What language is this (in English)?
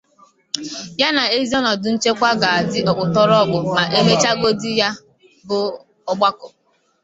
Igbo